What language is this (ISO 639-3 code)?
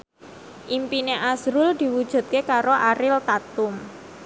jav